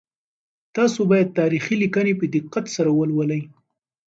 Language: Pashto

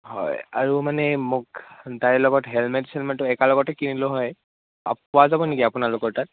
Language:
Assamese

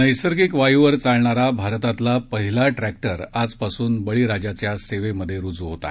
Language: Marathi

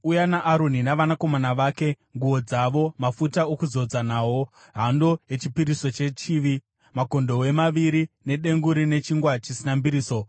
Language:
Shona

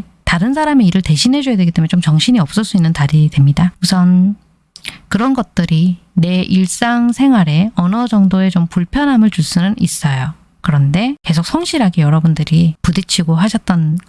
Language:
Korean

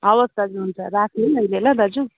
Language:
Nepali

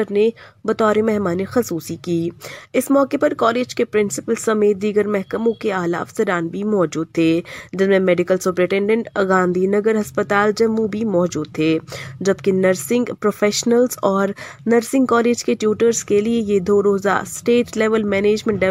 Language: Urdu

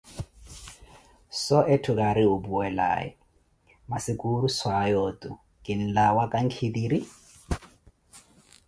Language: Koti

